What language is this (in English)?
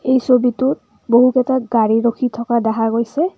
Assamese